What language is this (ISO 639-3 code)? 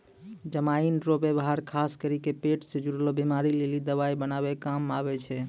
mai